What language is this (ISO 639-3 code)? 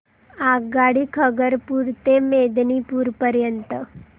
mar